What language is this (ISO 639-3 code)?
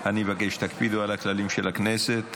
heb